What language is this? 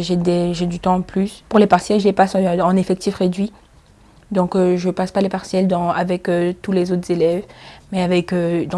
French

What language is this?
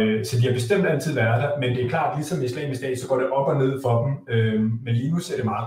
Danish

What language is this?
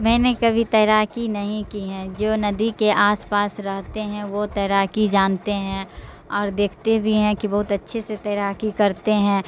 Urdu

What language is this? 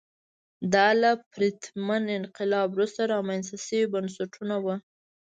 Pashto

